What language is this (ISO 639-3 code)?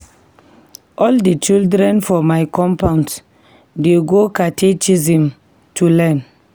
pcm